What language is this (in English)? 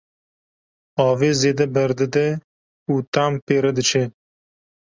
Kurdish